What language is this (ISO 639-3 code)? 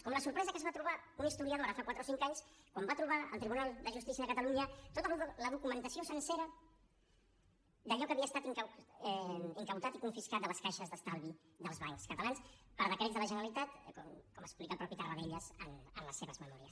cat